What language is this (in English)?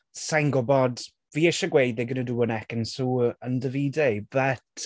Welsh